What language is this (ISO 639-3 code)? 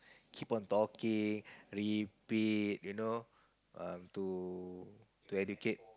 eng